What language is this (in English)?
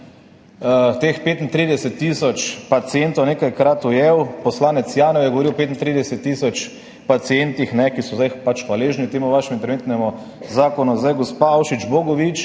Slovenian